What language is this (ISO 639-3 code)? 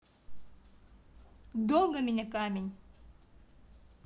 rus